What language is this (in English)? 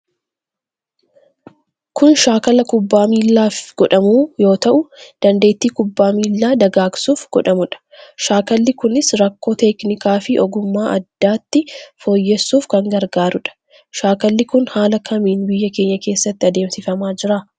Oromo